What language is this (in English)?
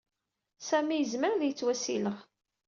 Kabyle